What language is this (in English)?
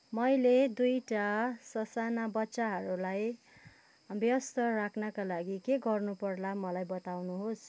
Nepali